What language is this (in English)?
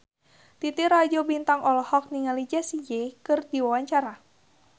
Sundanese